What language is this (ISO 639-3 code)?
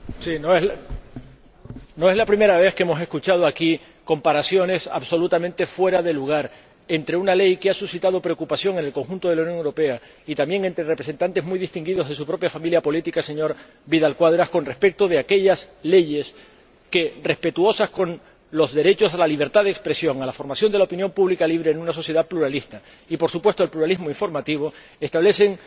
spa